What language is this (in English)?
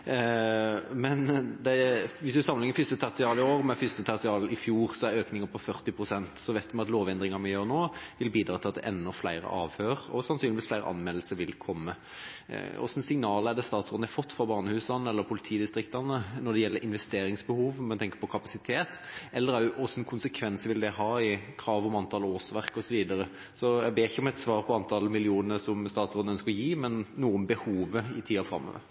Norwegian Bokmål